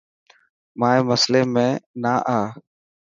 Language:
Dhatki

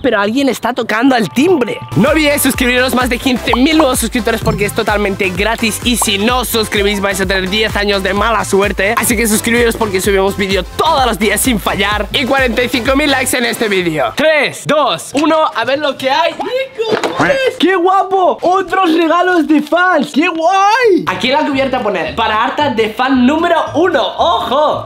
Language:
Spanish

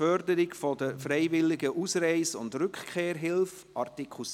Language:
Swiss German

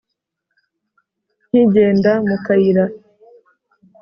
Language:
Kinyarwanda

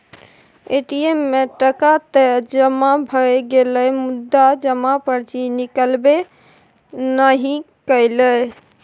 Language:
Maithili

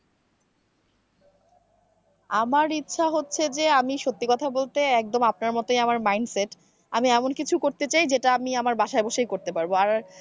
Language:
Bangla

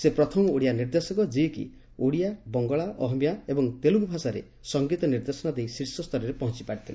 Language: Odia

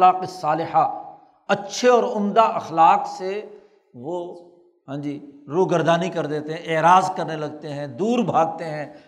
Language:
Urdu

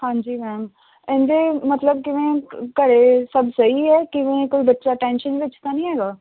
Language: Punjabi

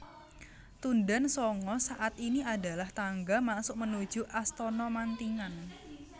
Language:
Javanese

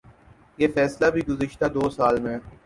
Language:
Urdu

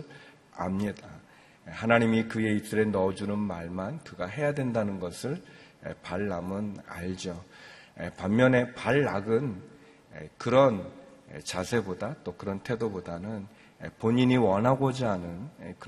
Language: Korean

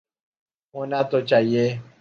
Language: Urdu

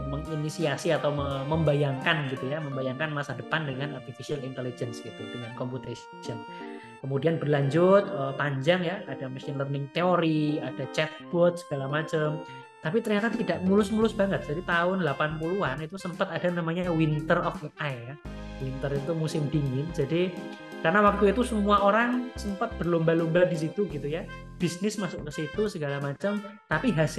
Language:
Indonesian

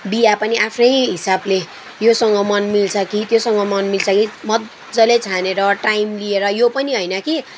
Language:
Nepali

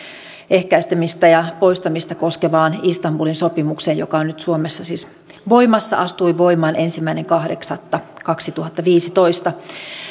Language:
Finnish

